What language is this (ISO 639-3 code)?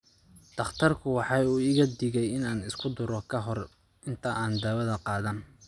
som